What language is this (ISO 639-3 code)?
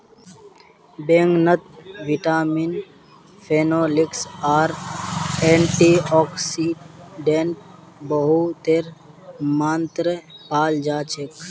mag